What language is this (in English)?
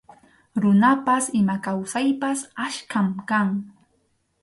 Arequipa-La Unión Quechua